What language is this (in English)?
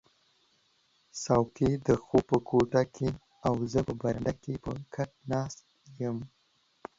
Pashto